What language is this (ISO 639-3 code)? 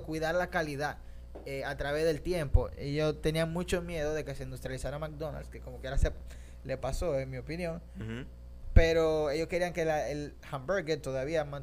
spa